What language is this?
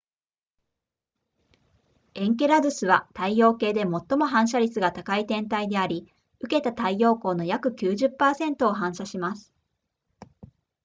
Japanese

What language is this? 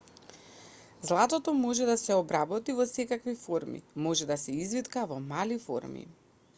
Macedonian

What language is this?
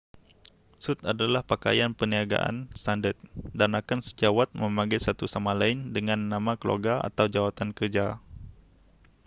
Malay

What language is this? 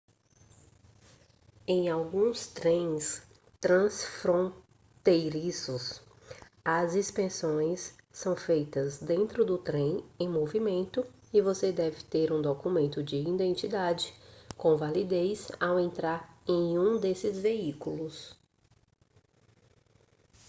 Portuguese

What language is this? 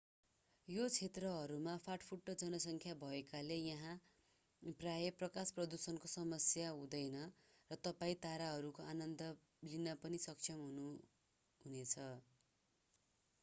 Nepali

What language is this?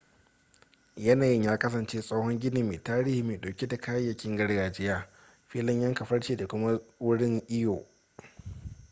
Hausa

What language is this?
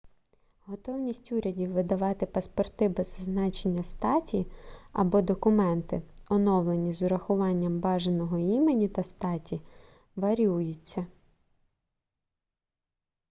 Ukrainian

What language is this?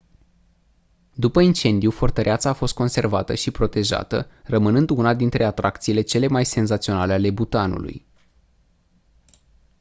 Romanian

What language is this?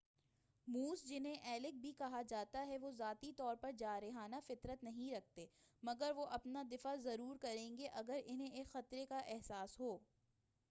Urdu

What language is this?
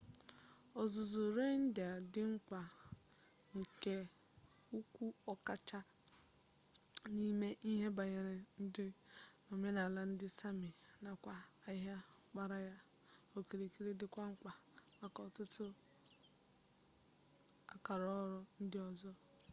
Igbo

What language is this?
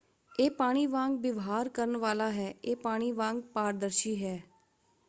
Punjabi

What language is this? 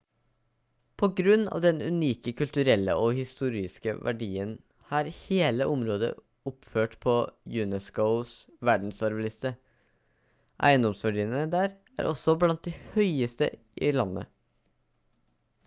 Norwegian Bokmål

